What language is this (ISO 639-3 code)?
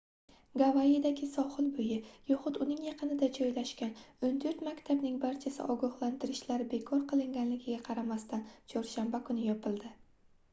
uzb